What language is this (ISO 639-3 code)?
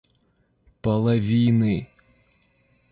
rus